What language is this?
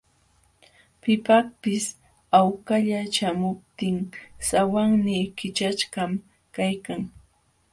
Jauja Wanca Quechua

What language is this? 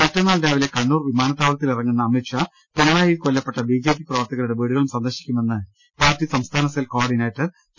Malayalam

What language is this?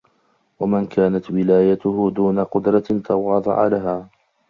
Arabic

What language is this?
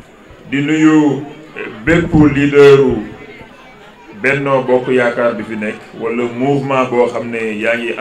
French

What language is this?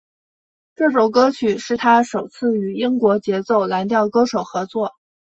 Chinese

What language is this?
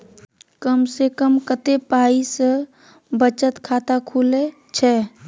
Maithili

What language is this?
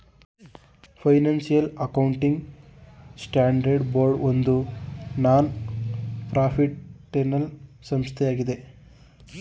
Kannada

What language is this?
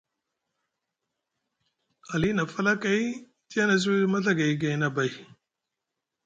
Musgu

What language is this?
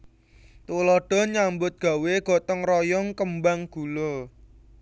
Javanese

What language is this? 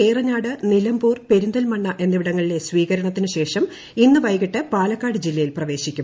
Malayalam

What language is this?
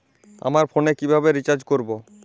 Bangla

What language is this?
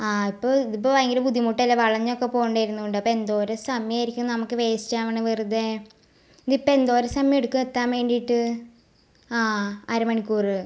Malayalam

